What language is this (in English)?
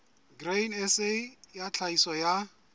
Southern Sotho